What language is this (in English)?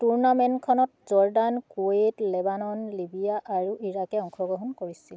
Assamese